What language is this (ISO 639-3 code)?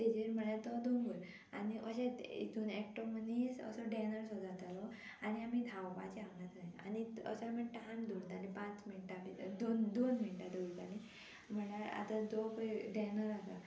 kok